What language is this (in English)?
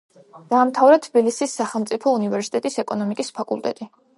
Georgian